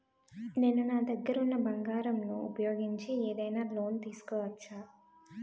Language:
Telugu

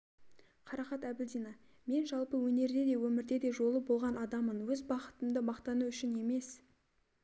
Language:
Kazakh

